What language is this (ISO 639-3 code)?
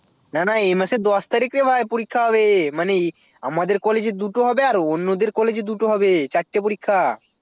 ben